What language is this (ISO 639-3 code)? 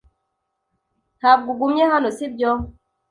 kin